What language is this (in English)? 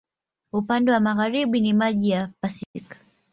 Swahili